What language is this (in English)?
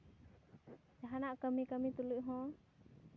Santali